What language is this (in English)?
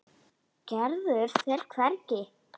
Icelandic